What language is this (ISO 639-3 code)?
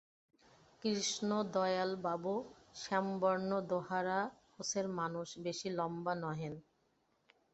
ben